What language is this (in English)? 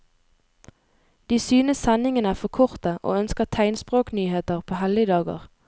Norwegian